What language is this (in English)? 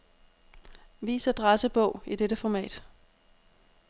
Danish